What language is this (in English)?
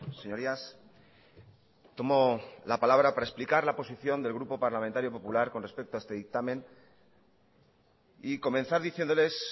Spanish